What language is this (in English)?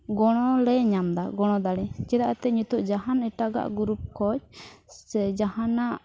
Santali